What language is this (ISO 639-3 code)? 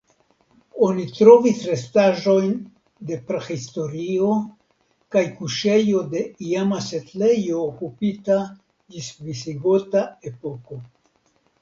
epo